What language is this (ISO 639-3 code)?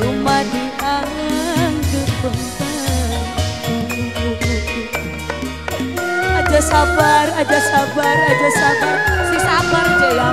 ind